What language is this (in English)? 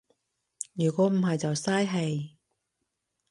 Cantonese